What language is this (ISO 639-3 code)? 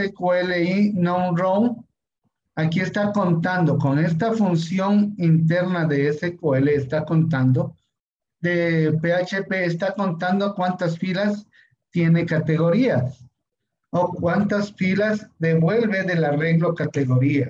spa